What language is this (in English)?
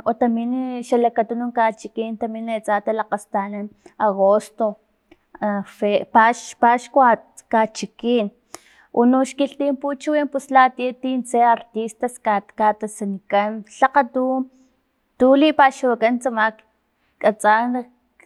Filomena Mata-Coahuitlán Totonac